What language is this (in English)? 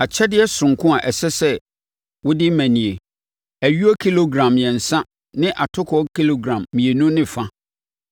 Akan